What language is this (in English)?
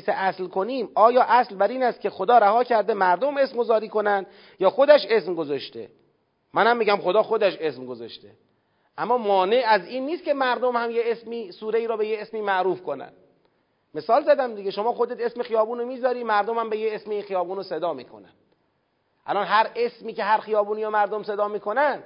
Persian